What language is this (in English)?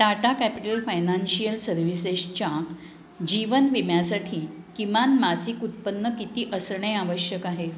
Marathi